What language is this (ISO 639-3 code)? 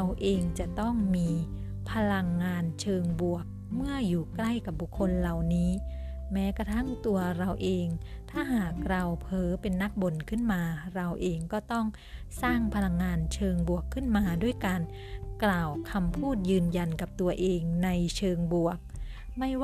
tha